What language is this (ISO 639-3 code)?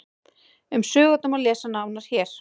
isl